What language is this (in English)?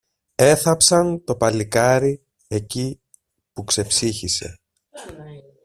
Greek